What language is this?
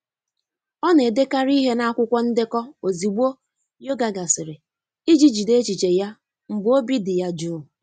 Igbo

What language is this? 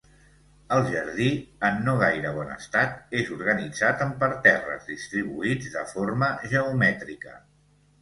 Catalan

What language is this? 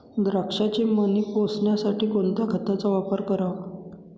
Marathi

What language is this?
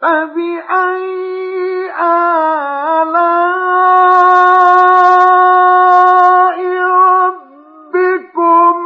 Arabic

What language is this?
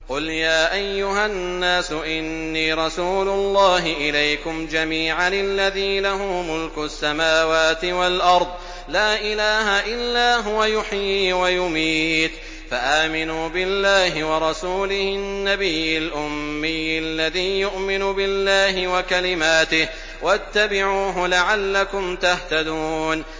Arabic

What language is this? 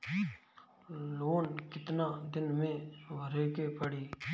Bhojpuri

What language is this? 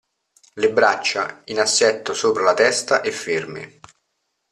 Italian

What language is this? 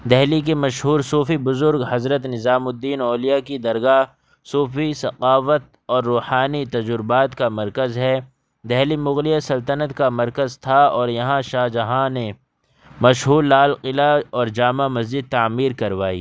Urdu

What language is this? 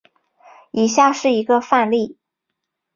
Chinese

